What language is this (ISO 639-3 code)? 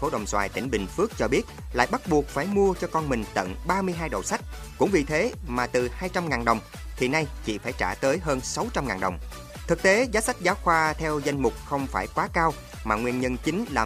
vie